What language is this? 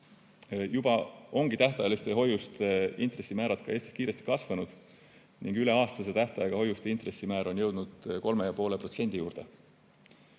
Estonian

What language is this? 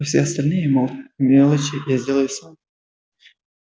Russian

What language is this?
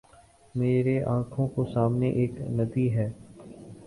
Urdu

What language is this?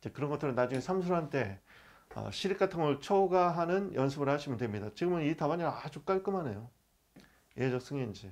Korean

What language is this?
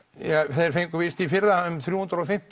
Icelandic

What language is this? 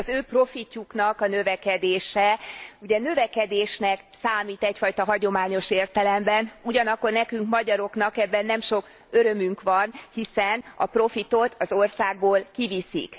Hungarian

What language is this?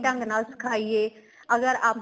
Punjabi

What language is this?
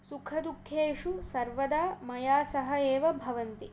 Sanskrit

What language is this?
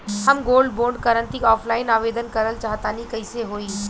Bhojpuri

